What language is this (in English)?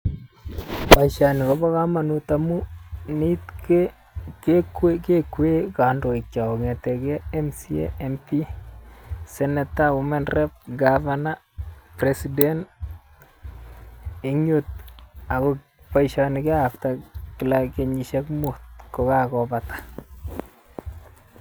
Kalenjin